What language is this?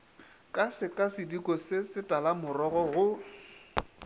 Northern Sotho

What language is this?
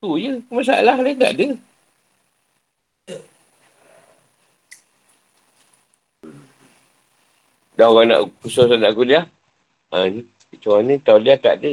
Malay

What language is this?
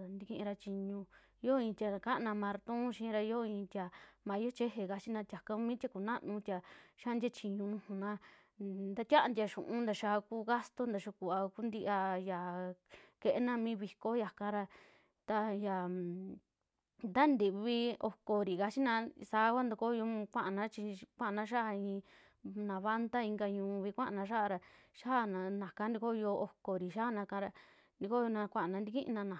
Western Juxtlahuaca Mixtec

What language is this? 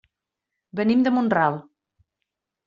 Catalan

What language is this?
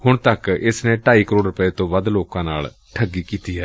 Punjabi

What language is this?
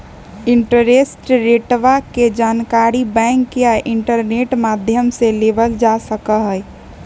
Magahi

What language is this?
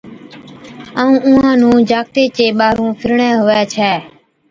Od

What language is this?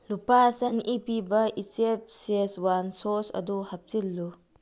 Manipuri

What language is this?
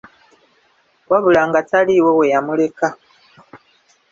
Ganda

